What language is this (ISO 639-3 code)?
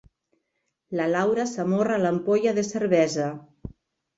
cat